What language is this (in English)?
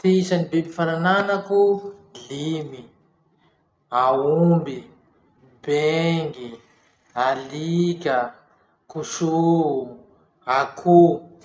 Masikoro Malagasy